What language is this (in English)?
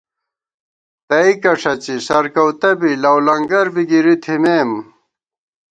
Gawar-Bati